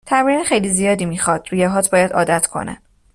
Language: Persian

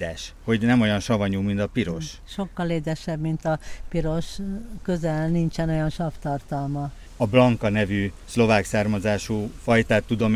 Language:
Hungarian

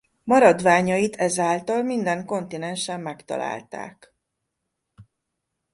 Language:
Hungarian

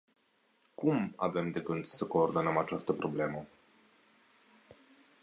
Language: Romanian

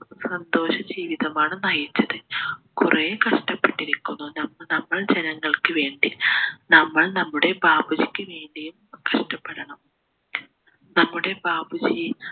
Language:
Malayalam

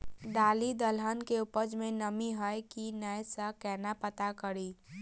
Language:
Maithili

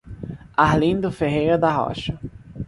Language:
Portuguese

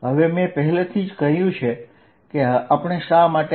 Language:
Gujarati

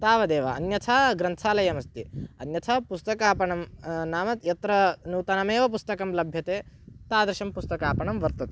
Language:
Sanskrit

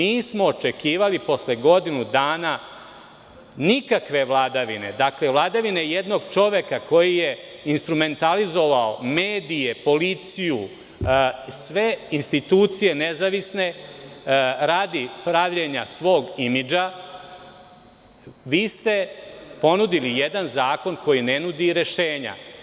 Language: Serbian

